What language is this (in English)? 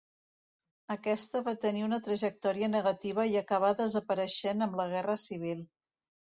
Catalan